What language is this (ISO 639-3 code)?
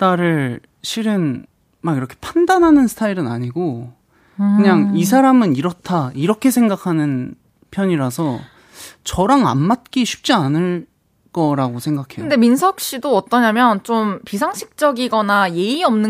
kor